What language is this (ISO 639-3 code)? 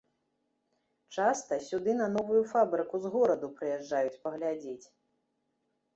bel